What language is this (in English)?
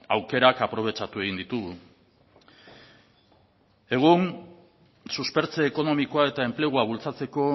Basque